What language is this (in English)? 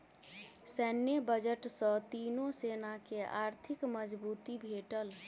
Maithili